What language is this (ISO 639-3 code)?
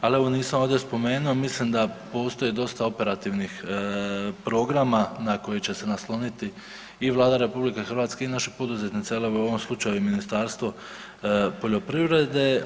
hrv